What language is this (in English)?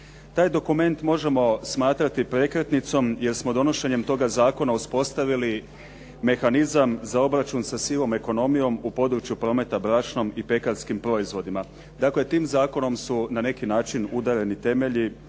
Croatian